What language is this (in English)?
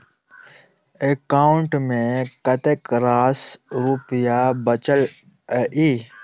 Maithili